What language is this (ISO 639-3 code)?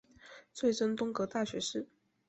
zho